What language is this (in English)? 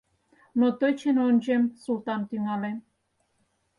Mari